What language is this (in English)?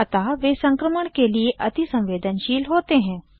Hindi